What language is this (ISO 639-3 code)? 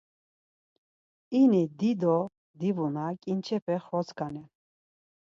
lzz